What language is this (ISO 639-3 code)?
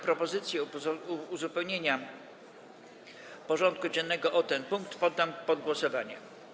pol